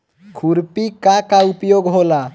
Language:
Bhojpuri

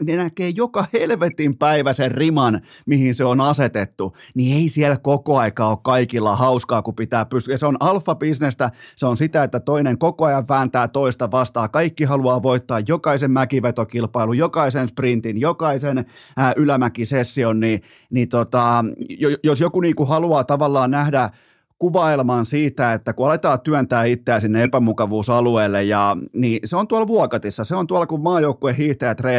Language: Finnish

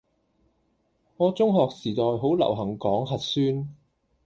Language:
Cantonese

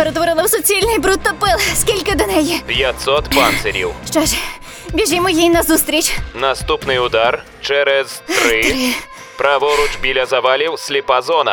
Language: Ukrainian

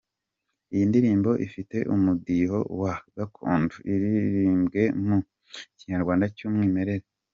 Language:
Kinyarwanda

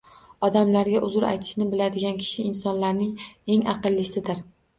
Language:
Uzbek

